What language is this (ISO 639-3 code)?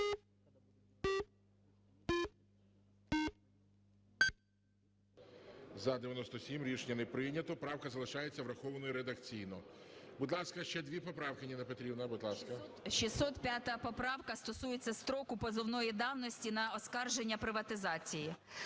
ukr